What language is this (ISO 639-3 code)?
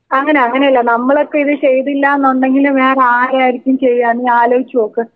mal